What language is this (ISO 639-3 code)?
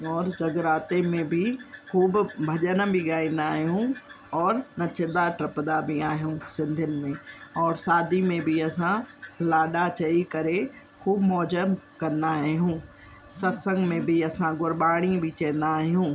snd